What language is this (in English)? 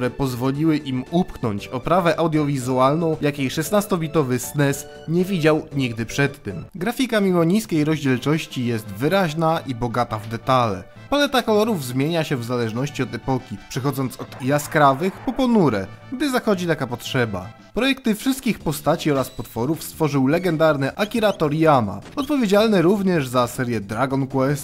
Polish